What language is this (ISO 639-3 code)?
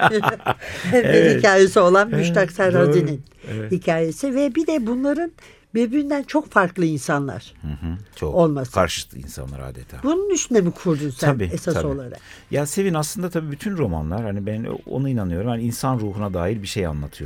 tur